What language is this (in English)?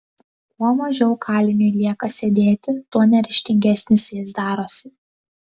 Lithuanian